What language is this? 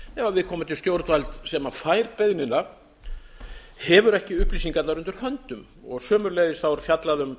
Icelandic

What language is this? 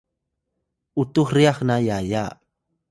Atayal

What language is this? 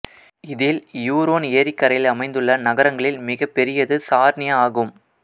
Tamil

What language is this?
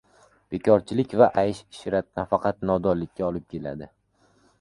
Uzbek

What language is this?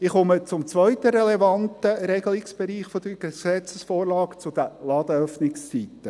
Swiss German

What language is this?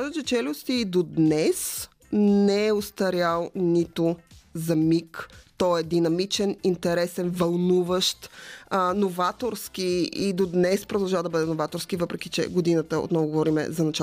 Bulgarian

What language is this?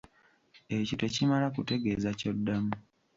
Ganda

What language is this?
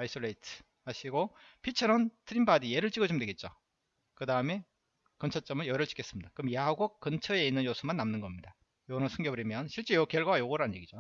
Korean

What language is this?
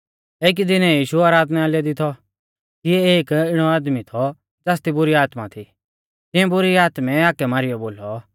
Mahasu Pahari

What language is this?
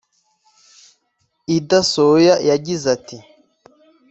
Kinyarwanda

